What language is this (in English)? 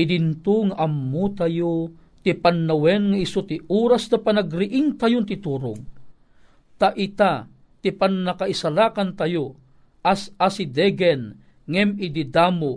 Filipino